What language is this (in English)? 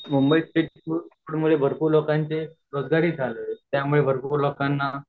Marathi